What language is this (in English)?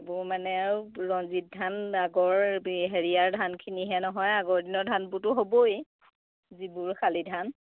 Assamese